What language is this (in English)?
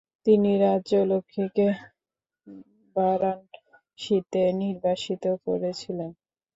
Bangla